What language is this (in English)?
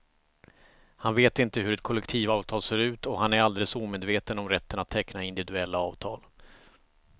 Swedish